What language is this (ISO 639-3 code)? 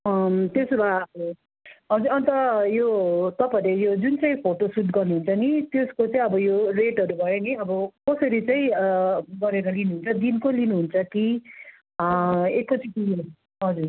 nep